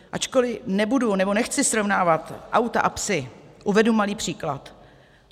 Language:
Czech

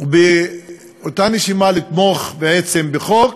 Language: Hebrew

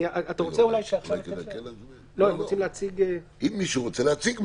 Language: Hebrew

